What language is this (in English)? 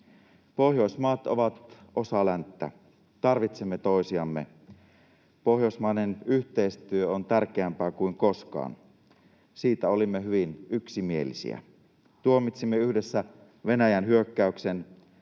Finnish